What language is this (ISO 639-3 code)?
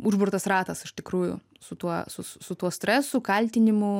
lit